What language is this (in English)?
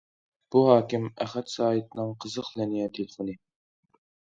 Uyghur